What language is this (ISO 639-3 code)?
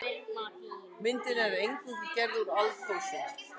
isl